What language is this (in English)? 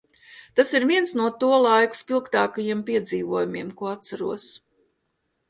Latvian